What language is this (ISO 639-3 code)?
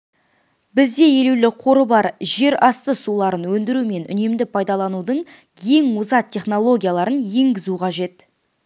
kaz